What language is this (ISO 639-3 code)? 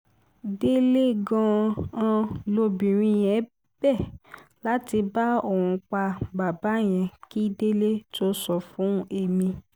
yor